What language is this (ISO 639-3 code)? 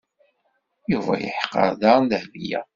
kab